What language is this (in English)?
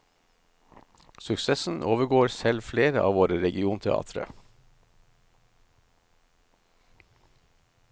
Norwegian